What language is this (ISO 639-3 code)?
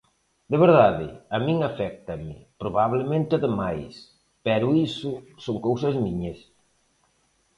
glg